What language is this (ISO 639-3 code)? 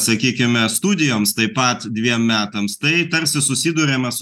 lit